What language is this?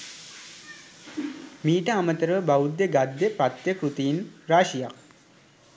Sinhala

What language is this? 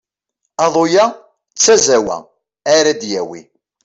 Kabyle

